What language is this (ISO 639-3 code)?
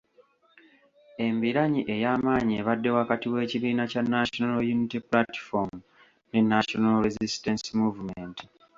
lug